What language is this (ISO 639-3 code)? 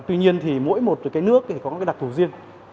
vie